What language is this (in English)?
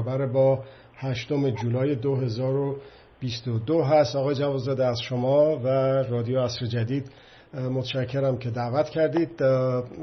Persian